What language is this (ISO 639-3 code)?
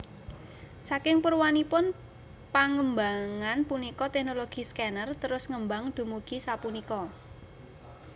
jav